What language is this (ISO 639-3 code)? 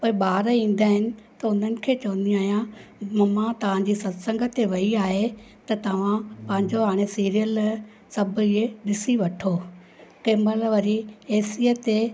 snd